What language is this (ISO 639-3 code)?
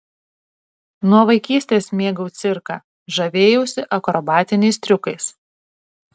lit